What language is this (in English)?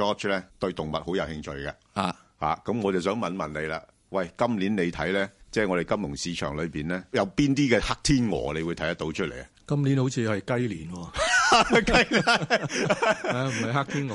Chinese